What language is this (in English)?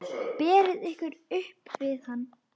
Icelandic